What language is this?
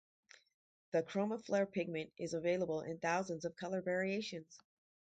English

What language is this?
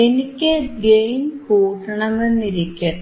Malayalam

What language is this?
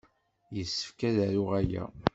Kabyle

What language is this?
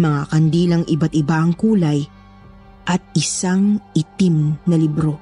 Filipino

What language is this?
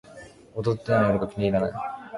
Japanese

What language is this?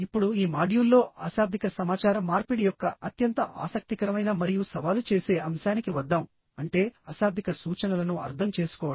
Telugu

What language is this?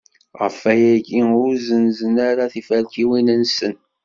Kabyle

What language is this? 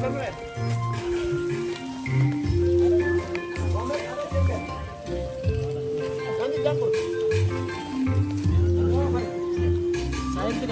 Indonesian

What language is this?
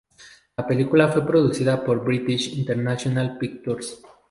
Spanish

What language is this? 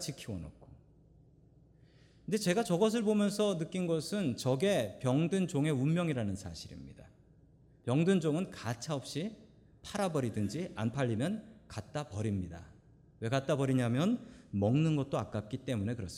Korean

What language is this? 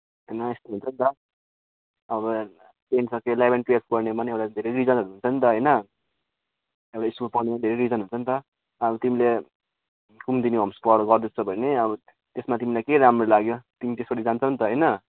Nepali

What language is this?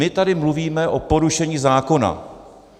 Czech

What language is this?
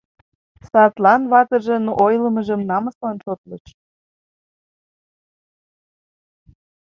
Mari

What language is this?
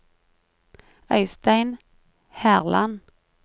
Norwegian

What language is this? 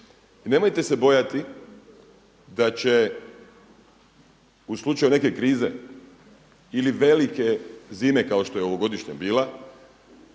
Croatian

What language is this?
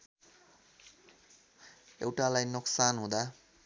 Nepali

